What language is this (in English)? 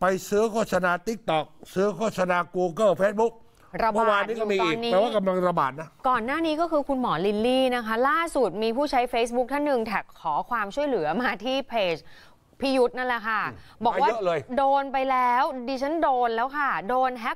Thai